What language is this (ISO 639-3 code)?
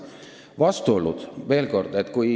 est